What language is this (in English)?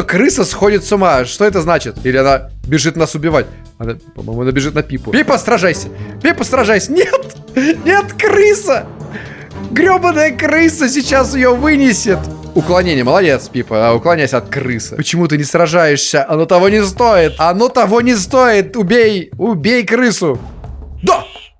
Russian